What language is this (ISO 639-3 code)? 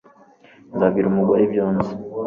kin